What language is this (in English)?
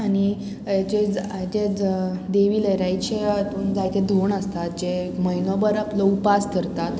Konkani